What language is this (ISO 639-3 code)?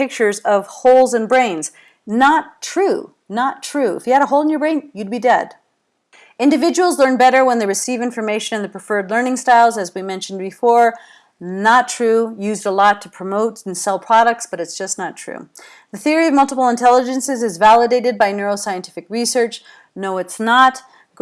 eng